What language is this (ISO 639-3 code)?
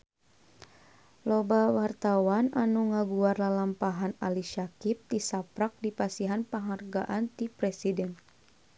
sun